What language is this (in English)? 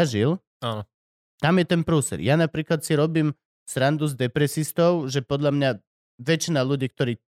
Slovak